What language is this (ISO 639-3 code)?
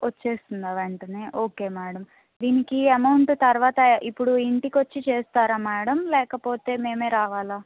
tel